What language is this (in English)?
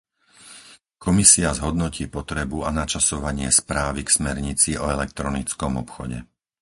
Slovak